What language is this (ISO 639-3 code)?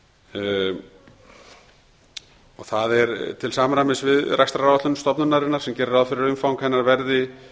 isl